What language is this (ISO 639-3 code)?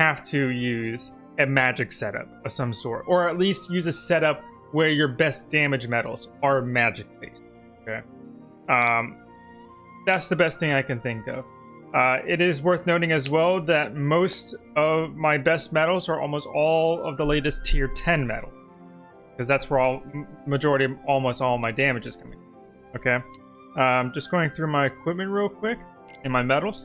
eng